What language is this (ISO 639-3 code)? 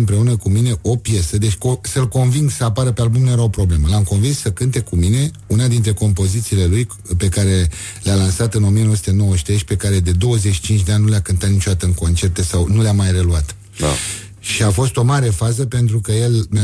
ron